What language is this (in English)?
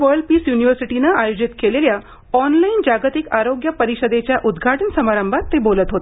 Marathi